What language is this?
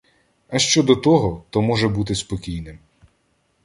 Ukrainian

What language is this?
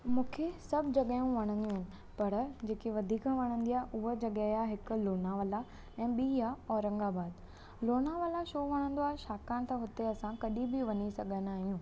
Sindhi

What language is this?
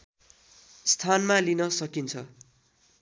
Nepali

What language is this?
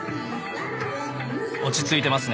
Japanese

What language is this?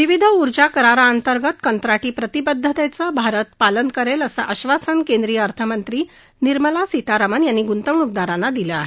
Marathi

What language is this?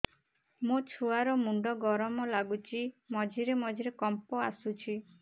Odia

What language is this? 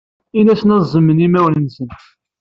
Kabyle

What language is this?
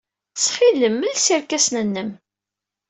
Kabyle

